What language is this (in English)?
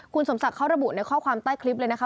Thai